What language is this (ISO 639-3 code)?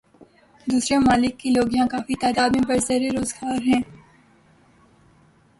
urd